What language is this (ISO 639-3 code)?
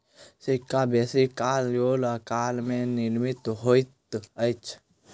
mai